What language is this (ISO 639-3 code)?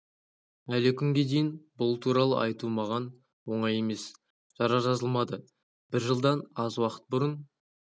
kaz